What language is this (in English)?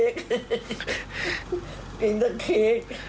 Thai